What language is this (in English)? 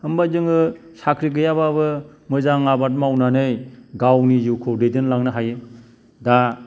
Bodo